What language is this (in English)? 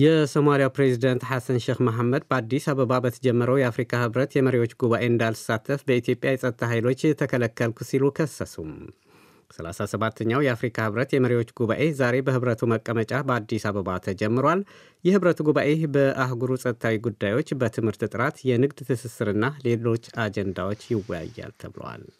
Amharic